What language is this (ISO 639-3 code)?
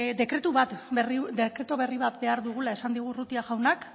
eus